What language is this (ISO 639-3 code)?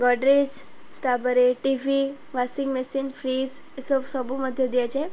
ori